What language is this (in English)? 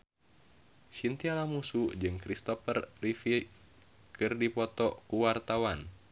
Sundanese